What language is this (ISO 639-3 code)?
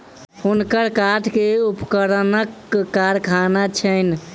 mai